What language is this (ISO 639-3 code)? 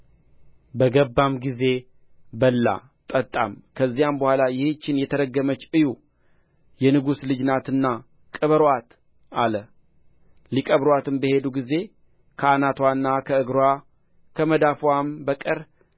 amh